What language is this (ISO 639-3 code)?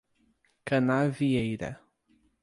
por